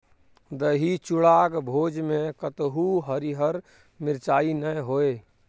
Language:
Maithili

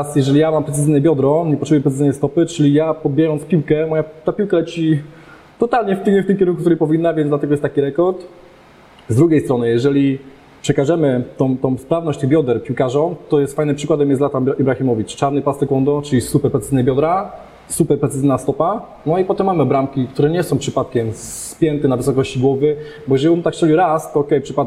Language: Polish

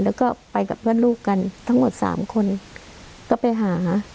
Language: Thai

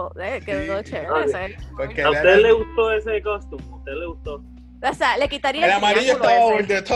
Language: Spanish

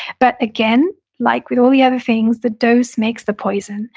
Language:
English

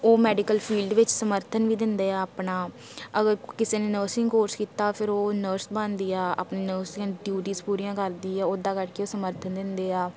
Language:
Punjabi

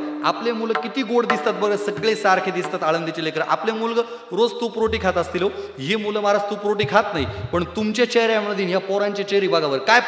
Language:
Marathi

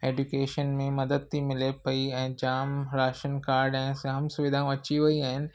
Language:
Sindhi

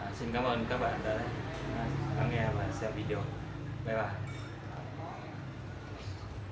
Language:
Vietnamese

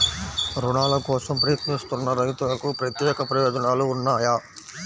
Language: Telugu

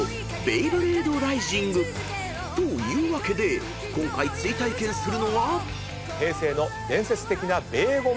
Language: Japanese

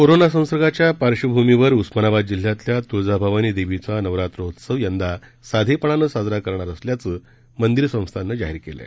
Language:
Marathi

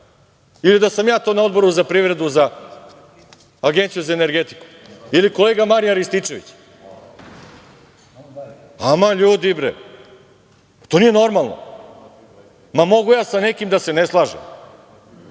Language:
Serbian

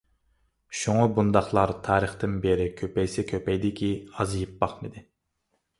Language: Uyghur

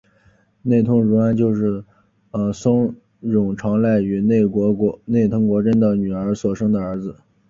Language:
Chinese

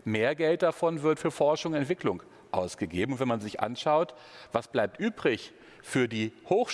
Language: German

